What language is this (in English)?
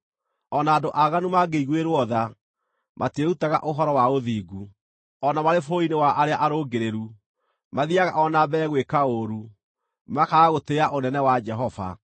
Kikuyu